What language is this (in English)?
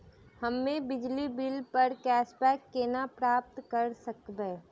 Maithili